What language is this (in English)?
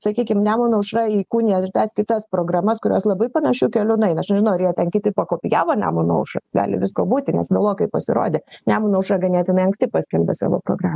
Lithuanian